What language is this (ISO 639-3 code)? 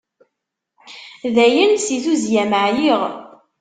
kab